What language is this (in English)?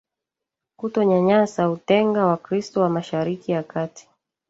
Swahili